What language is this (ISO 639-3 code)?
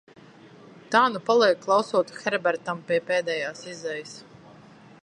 lav